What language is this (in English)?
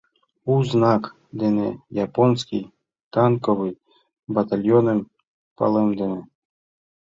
Mari